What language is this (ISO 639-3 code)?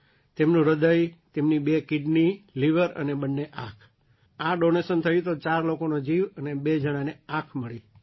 guj